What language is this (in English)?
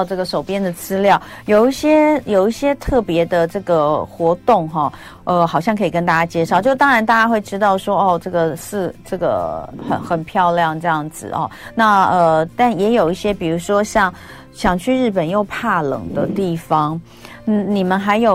Chinese